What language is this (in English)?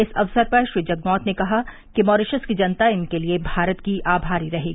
Hindi